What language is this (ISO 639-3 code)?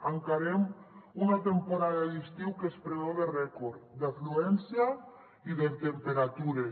cat